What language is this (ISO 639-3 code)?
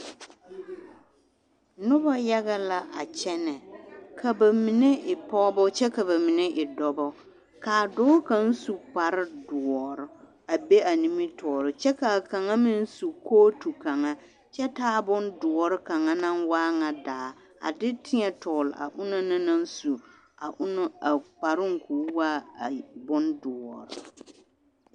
dga